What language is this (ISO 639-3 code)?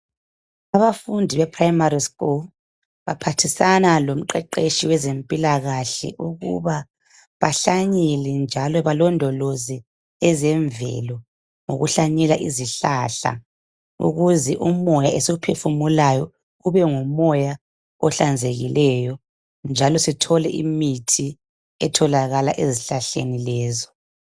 nde